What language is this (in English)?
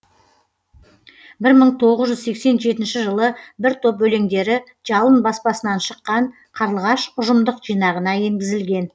Kazakh